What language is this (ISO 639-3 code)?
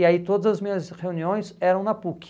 por